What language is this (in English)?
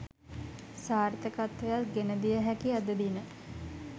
Sinhala